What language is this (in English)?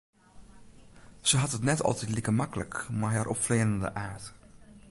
Western Frisian